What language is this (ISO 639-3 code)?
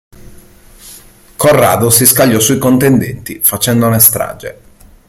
ita